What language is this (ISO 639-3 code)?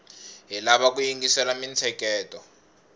tso